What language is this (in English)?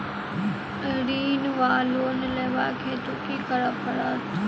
Maithili